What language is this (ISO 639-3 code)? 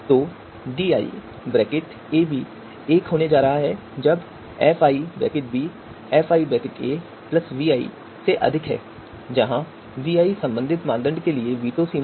hin